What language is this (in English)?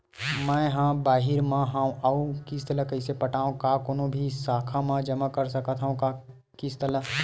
Chhattisgarhi